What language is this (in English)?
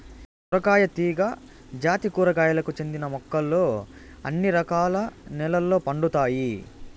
Telugu